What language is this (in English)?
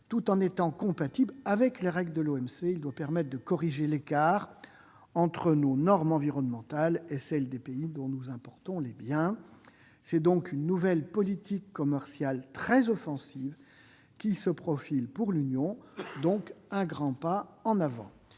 French